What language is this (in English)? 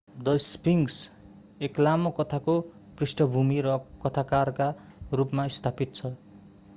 Nepali